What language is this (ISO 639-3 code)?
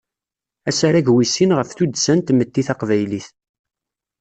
kab